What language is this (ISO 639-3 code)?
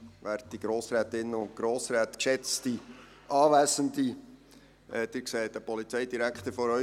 gsw